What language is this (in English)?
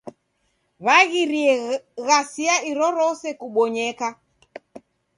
Taita